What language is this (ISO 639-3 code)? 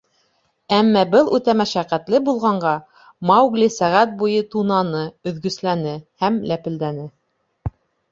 bak